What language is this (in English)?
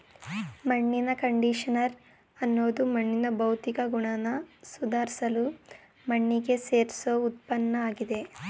Kannada